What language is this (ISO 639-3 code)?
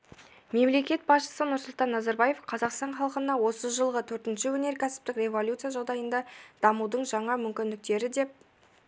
kaz